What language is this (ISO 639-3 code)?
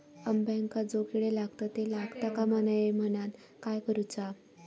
mar